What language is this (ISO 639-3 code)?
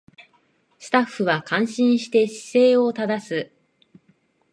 jpn